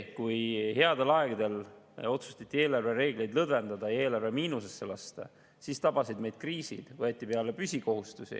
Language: Estonian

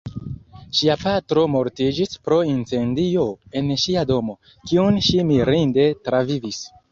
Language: Esperanto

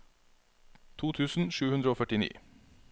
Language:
Norwegian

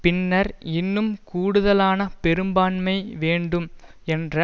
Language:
Tamil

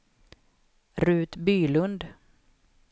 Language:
Swedish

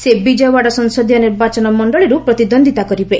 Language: Odia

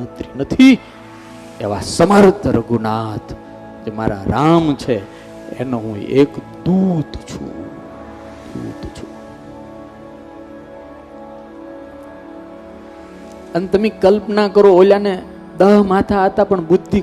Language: Gujarati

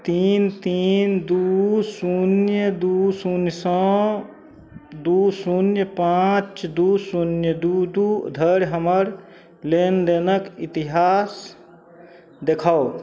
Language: Maithili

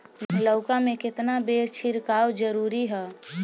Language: Bhojpuri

